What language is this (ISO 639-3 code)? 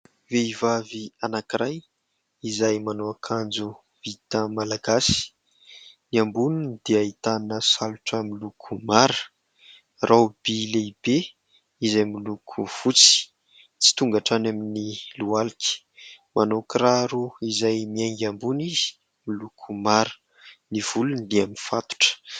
mlg